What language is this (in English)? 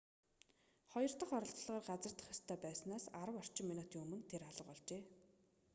Mongolian